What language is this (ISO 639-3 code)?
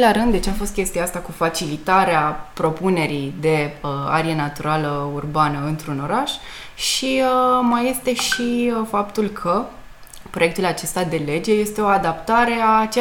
ron